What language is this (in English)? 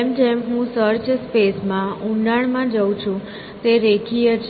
Gujarati